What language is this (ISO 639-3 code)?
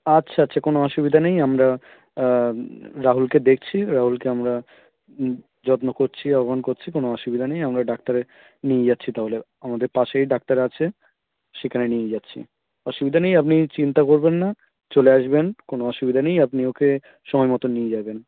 ben